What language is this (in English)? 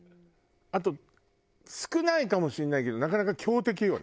Japanese